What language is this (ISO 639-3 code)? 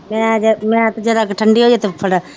pan